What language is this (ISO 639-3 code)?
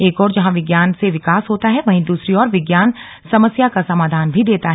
hin